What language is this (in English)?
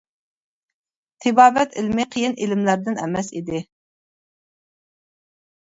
Uyghur